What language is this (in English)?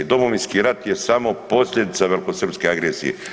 Croatian